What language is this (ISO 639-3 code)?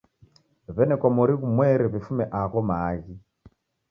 dav